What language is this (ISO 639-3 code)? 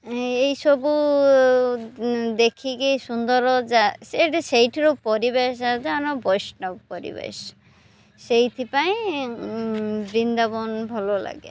ori